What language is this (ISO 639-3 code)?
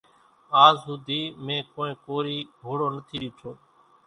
gjk